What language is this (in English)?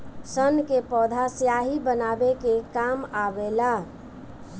Bhojpuri